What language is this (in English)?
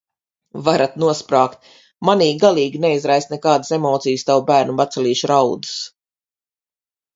Latvian